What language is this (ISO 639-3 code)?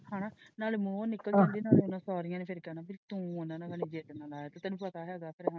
pan